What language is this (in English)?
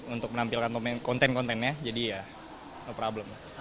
Indonesian